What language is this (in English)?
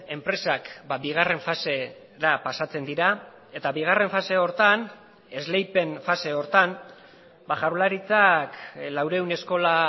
Basque